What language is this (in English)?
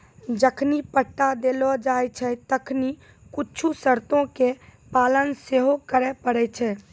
Maithili